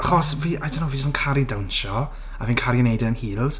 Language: Welsh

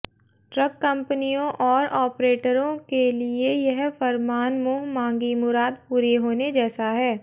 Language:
Hindi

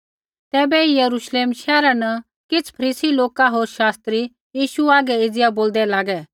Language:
Kullu Pahari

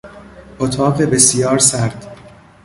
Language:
Persian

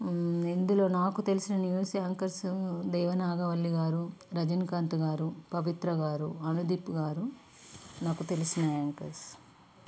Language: Telugu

